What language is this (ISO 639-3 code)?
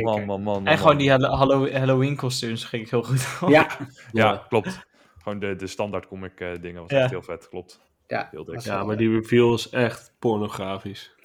nld